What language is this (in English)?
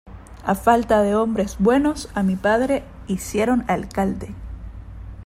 Spanish